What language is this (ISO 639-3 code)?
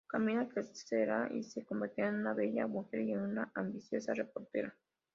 spa